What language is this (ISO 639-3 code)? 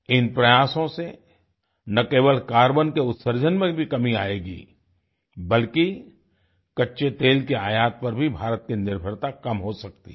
hin